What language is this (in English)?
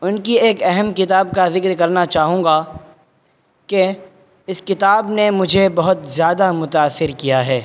Urdu